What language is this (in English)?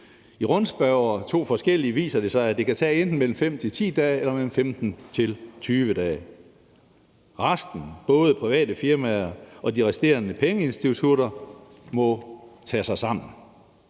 Danish